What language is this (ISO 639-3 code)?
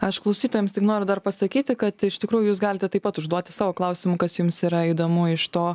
lit